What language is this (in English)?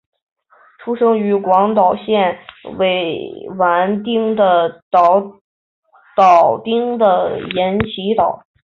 Chinese